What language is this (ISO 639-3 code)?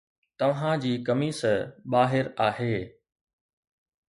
snd